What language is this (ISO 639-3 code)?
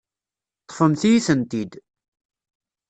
kab